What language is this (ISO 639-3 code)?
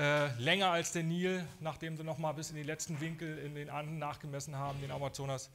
deu